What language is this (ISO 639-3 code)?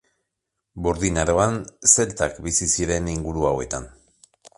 eus